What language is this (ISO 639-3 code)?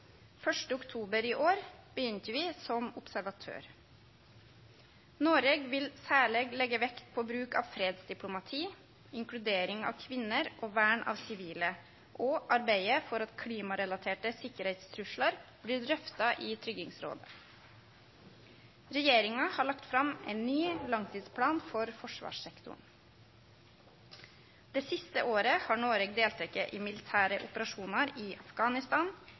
nno